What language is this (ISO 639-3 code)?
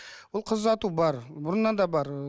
kaz